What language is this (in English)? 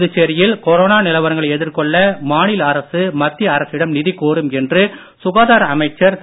Tamil